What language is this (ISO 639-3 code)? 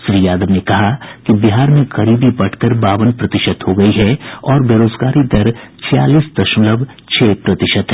hin